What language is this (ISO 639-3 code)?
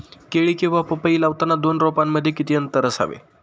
mar